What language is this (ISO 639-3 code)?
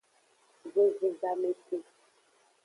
ajg